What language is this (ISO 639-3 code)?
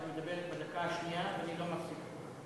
heb